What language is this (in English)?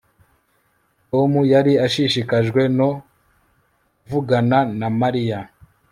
Kinyarwanda